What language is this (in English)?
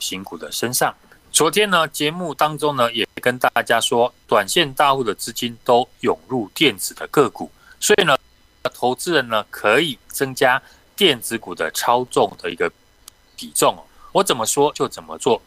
Chinese